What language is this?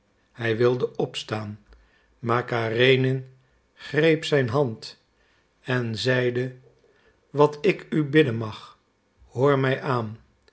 Dutch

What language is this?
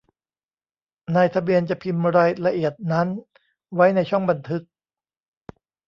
Thai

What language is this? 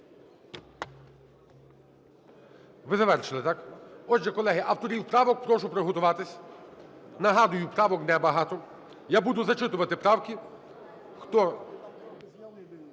Ukrainian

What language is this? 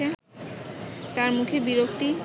Bangla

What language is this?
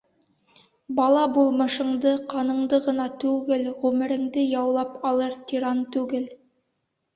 Bashkir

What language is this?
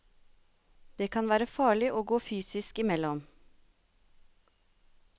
Norwegian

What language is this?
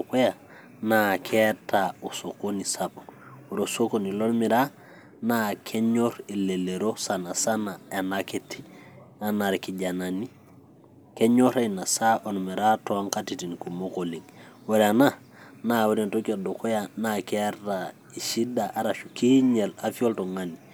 Masai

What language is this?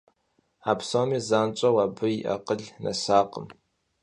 Kabardian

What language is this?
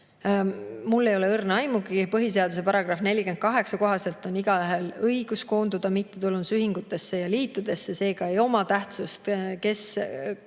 Estonian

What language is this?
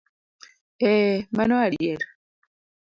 Luo (Kenya and Tanzania)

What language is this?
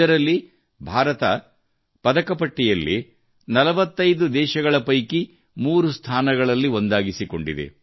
Kannada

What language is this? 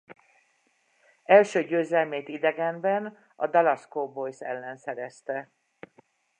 Hungarian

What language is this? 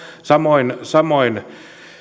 Finnish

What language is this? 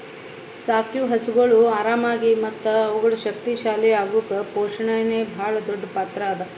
Kannada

